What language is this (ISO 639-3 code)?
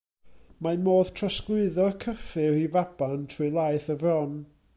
cym